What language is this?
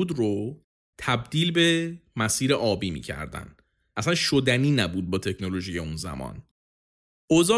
Persian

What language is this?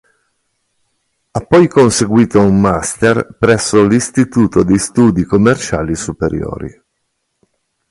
Italian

